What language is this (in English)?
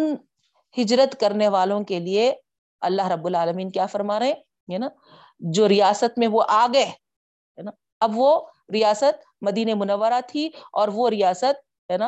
Urdu